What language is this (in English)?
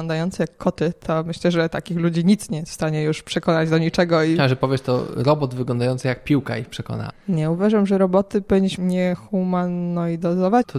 Polish